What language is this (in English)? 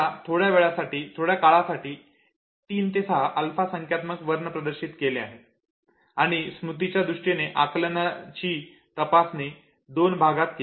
Marathi